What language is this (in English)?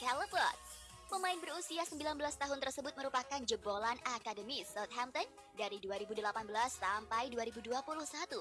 Indonesian